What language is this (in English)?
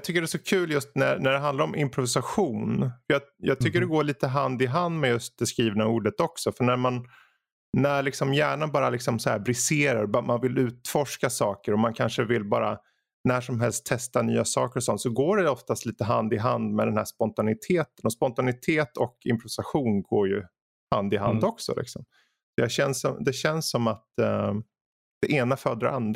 Swedish